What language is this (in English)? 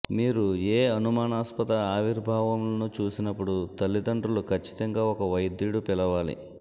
Telugu